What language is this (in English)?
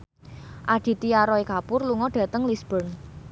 Javanese